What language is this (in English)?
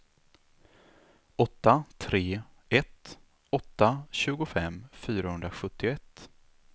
Swedish